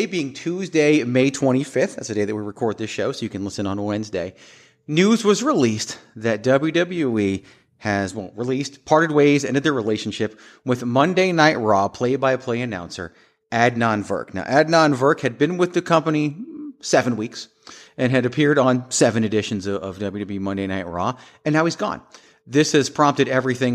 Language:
English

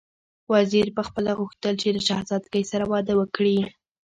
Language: Pashto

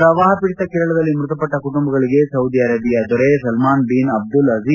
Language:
Kannada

